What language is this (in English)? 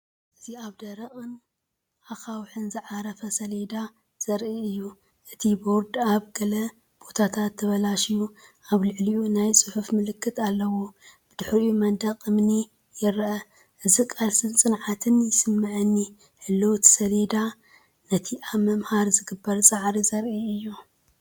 Tigrinya